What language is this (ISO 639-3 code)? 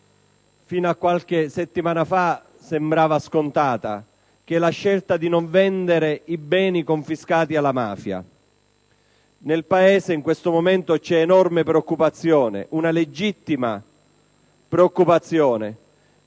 ita